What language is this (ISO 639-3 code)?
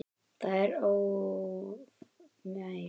isl